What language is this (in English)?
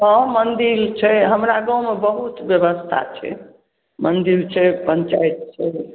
Maithili